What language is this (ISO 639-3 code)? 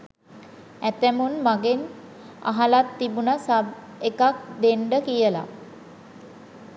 sin